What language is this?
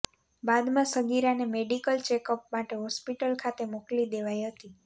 Gujarati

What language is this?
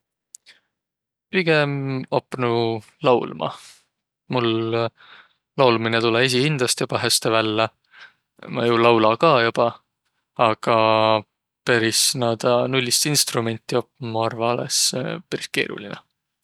Võro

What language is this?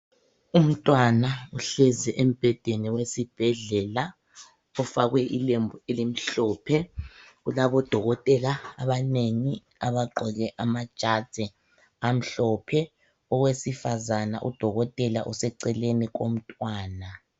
North Ndebele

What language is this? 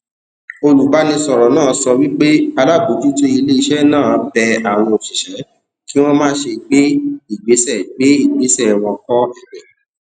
Yoruba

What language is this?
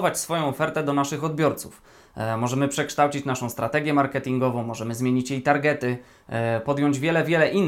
Polish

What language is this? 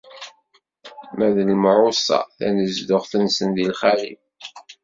Kabyle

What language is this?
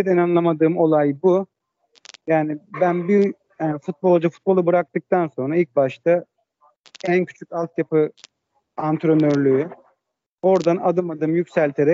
Turkish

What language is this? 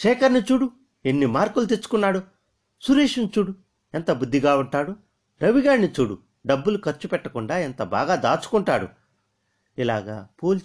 Telugu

